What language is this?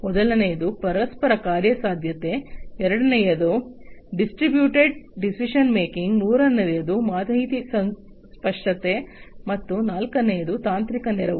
Kannada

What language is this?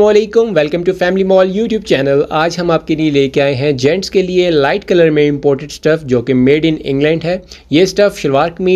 Hindi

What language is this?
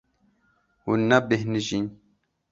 Kurdish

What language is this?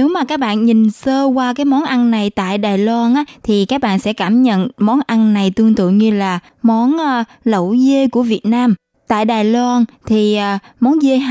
Vietnamese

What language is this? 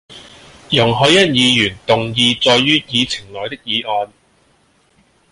Cantonese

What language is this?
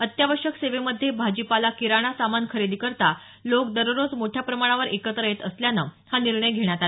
Marathi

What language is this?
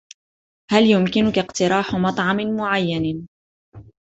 Arabic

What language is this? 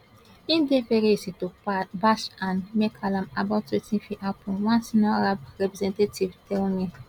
Nigerian Pidgin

